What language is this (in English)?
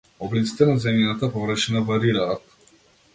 Macedonian